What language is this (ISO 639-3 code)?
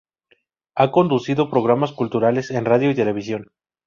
spa